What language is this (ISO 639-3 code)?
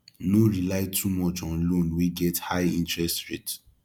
pcm